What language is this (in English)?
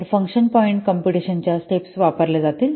Marathi